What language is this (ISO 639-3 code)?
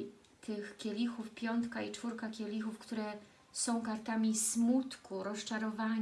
pol